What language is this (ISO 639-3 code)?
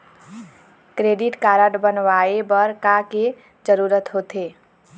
hne